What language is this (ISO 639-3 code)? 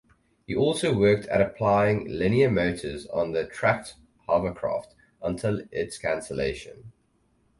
eng